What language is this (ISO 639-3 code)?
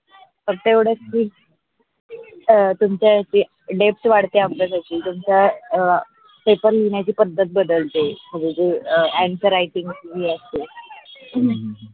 mar